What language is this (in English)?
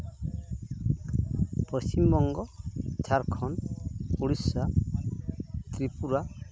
Santali